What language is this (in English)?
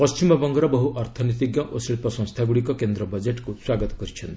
Odia